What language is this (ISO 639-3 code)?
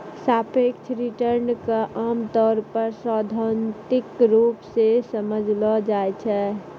mai